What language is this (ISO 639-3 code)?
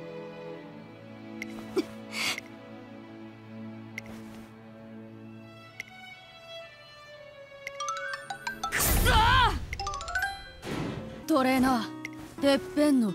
jpn